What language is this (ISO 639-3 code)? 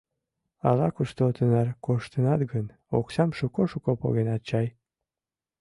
chm